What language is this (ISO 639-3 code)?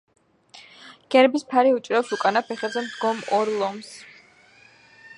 kat